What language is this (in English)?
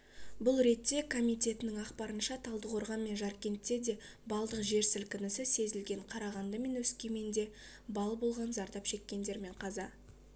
Kazakh